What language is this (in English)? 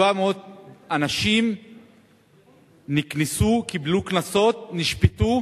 Hebrew